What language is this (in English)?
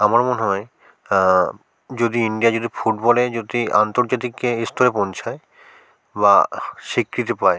Bangla